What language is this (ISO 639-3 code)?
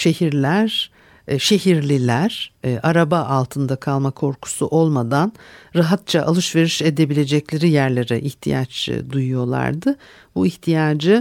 tur